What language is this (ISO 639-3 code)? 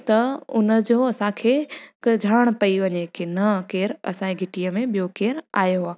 snd